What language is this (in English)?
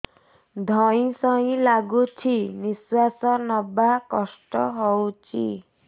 Odia